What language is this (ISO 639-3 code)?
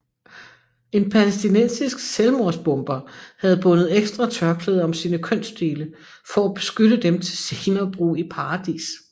dan